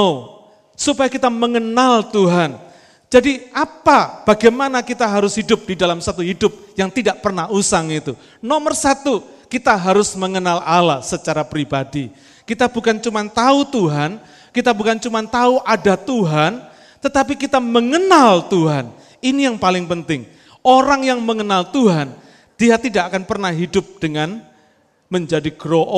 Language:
Indonesian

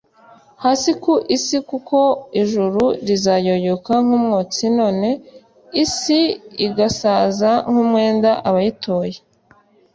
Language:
Kinyarwanda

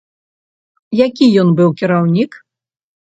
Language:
Belarusian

